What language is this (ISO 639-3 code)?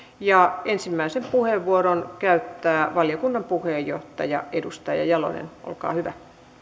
fin